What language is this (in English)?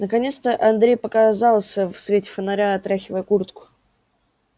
Russian